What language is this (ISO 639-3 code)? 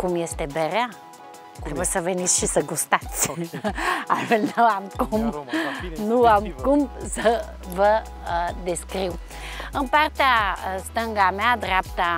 ron